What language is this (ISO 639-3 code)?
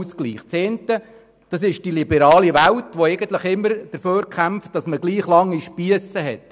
gsw